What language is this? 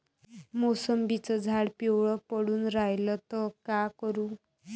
Marathi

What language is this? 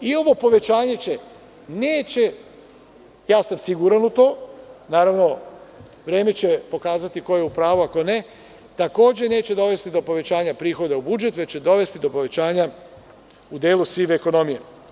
Serbian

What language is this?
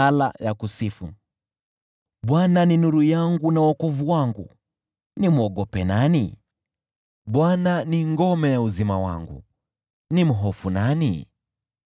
Swahili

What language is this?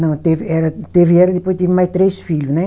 Portuguese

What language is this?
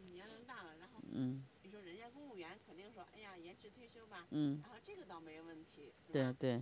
Chinese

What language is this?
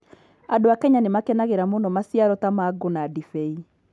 Kikuyu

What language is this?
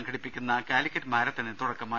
Malayalam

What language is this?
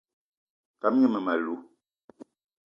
Eton (Cameroon)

